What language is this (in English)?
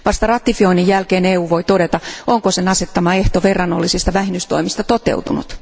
Finnish